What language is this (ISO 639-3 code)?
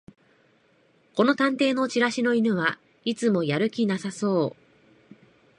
jpn